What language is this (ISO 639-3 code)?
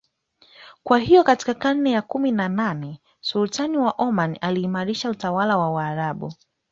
swa